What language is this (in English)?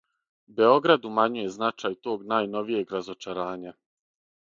Serbian